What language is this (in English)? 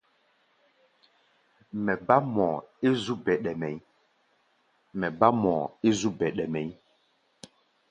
Gbaya